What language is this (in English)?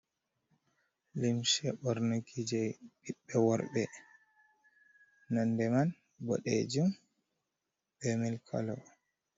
Fula